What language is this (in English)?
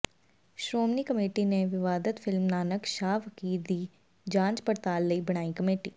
Punjabi